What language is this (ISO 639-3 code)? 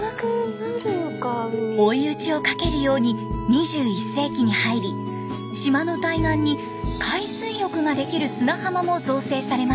jpn